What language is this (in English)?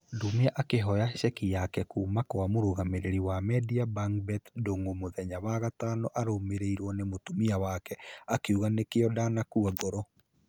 Kikuyu